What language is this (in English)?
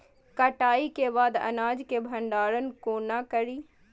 Maithili